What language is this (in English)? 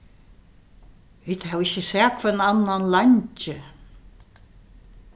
Faroese